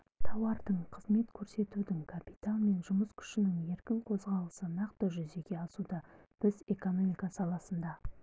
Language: Kazakh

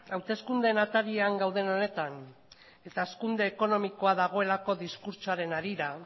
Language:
Basque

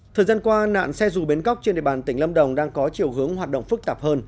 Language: Vietnamese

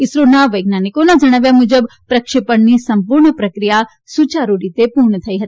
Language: Gujarati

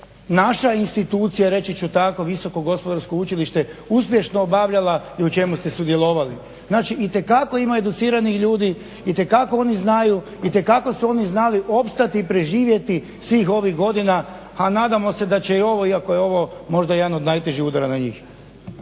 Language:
Croatian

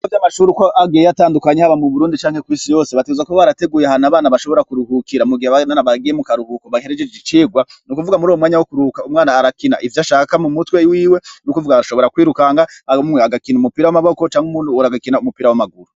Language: Rundi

